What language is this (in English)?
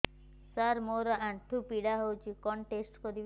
Odia